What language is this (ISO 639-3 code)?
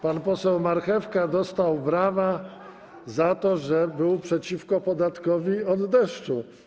pol